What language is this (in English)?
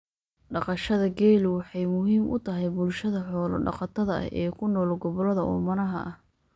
Somali